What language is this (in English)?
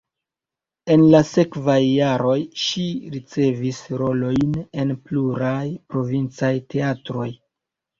Esperanto